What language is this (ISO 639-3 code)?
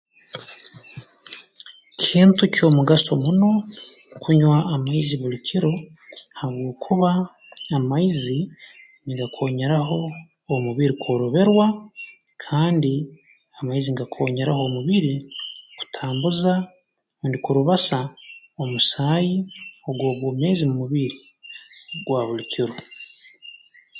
ttj